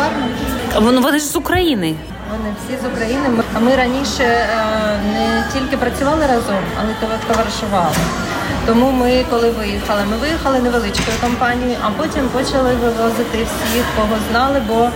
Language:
Ukrainian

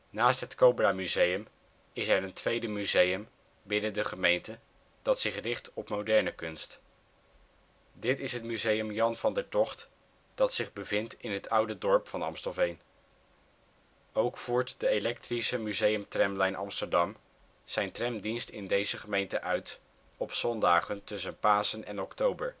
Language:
Dutch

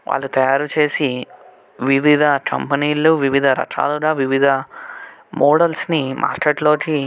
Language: Telugu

